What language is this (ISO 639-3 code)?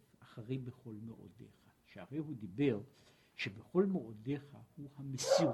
heb